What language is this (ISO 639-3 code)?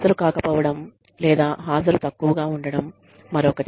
tel